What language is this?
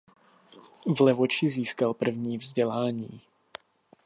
Czech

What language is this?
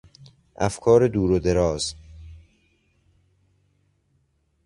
Persian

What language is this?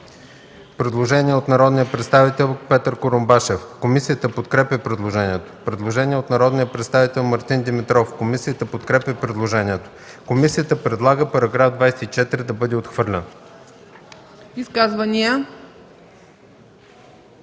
Bulgarian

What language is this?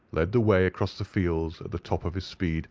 English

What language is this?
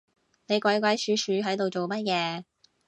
Cantonese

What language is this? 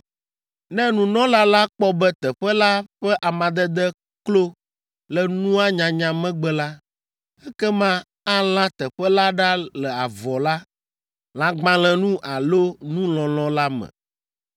Ewe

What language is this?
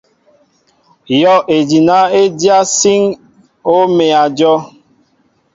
Mbo (Cameroon)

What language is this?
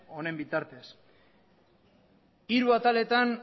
Basque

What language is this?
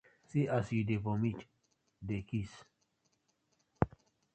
Nigerian Pidgin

